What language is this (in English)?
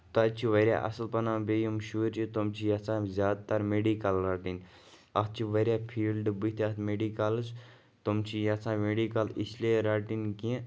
Kashmiri